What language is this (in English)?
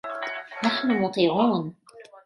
Arabic